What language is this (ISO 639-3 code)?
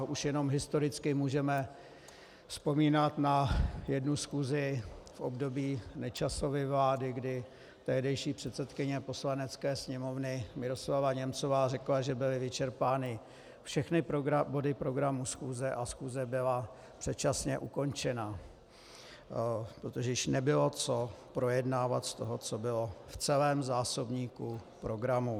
ces